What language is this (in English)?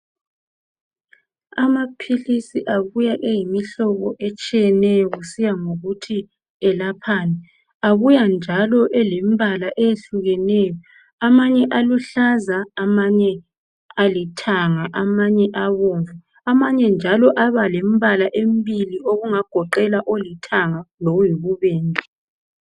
North Ndebele